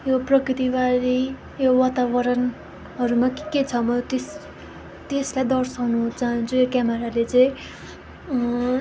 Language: Nepali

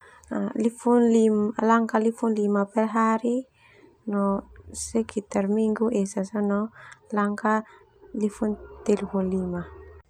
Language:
Termanu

